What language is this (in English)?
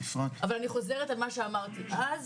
Hebrew